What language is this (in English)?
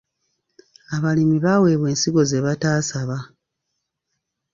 Ganda